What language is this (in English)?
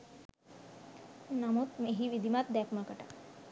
Sinhala